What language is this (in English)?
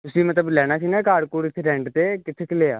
Punjabi